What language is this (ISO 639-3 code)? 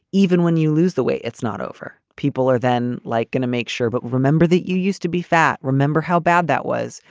eng